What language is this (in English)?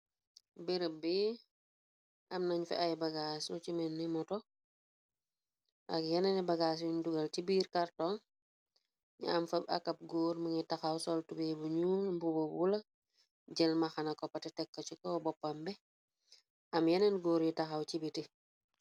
Wolof